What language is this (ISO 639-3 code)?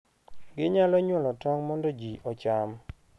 luo